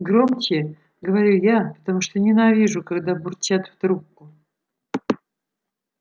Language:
Russian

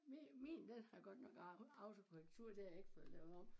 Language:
Danish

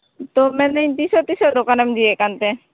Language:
Santali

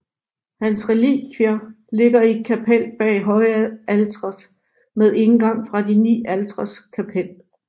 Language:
Danish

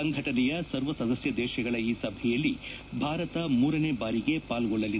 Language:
Kannada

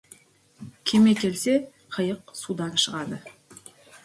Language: Kazakh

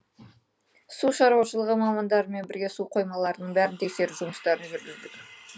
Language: Kazakh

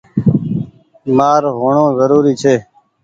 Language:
Goaria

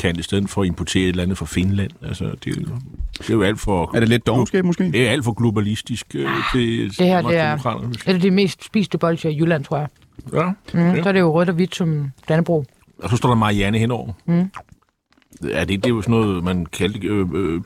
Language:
Danish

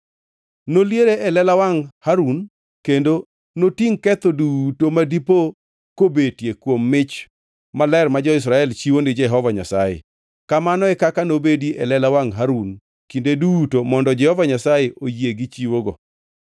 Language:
Luo (Kenya and Tanzania)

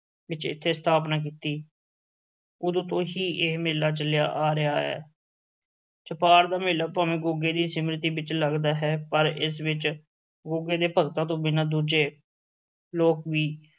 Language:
Punjabi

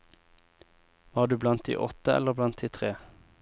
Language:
Norwegian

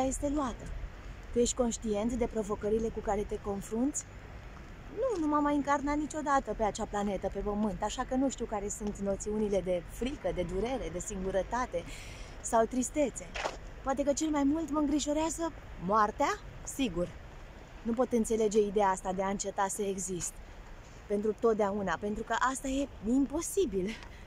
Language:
Romanian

